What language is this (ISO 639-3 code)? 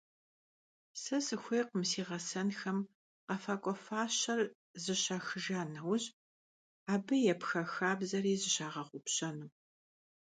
kbd